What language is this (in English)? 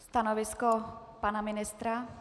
Czech